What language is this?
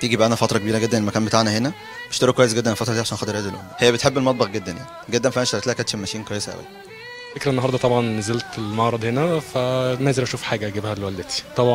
Arabic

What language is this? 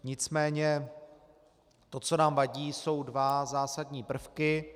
Czech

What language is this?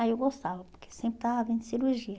Portuguese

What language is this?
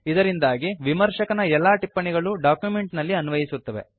Kannada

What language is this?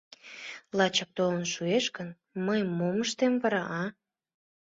Mari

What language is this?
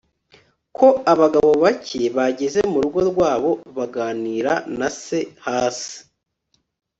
Kinyarwanda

